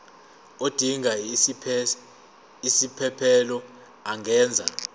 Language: Zulu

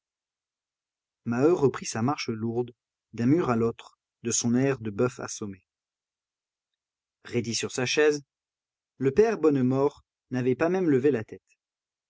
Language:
French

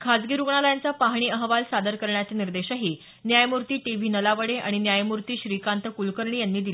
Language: Marathi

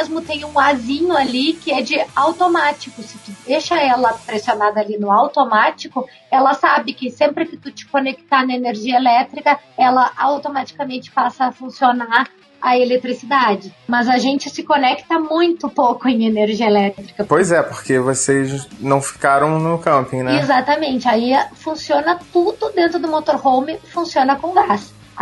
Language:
Portuguese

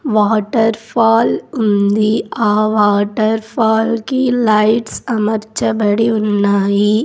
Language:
Telugu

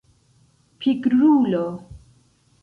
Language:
Esperanto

